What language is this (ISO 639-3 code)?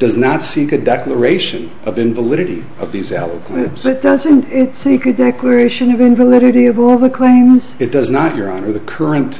eng